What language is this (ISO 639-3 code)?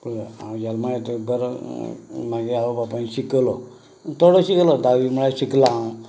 kok